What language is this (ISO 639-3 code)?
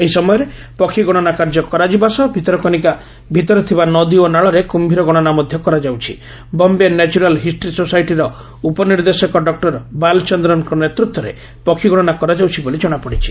ori